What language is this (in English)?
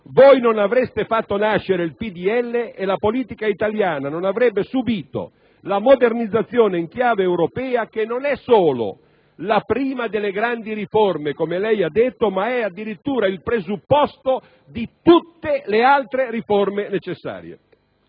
Italian